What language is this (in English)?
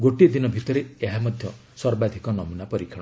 Odia